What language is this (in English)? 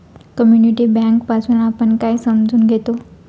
Marathi